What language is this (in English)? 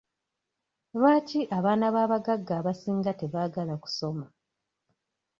Ganda